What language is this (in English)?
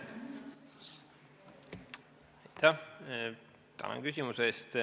Estonian